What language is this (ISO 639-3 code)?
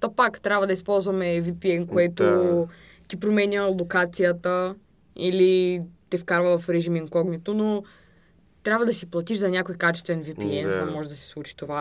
bul